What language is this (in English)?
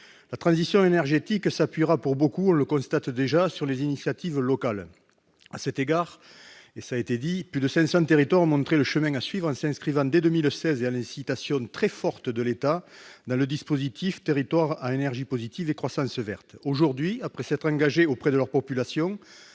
French